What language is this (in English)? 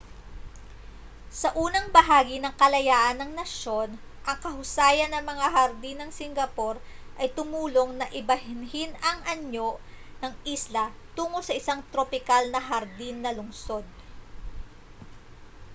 Filipino